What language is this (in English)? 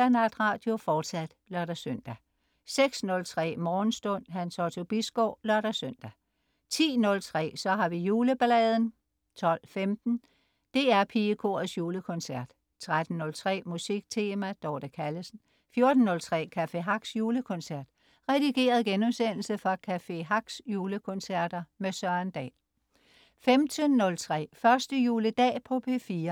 Danish